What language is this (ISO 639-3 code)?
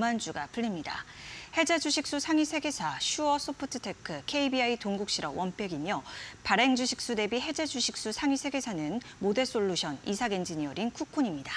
kor